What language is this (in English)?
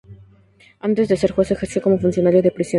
Spanish